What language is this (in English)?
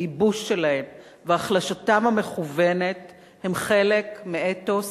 Hebrew